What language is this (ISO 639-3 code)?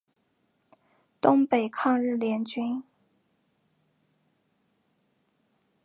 zho